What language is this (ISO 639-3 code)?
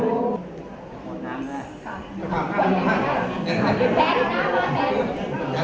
tha